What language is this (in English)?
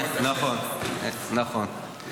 Hebrew